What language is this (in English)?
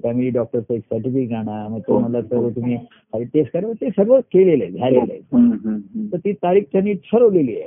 Marathi